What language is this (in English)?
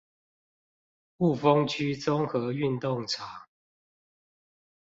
Chinese